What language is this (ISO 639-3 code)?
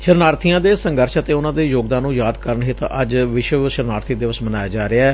pan